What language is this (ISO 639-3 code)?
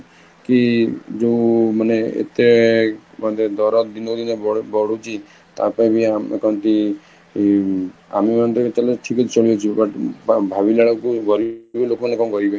ori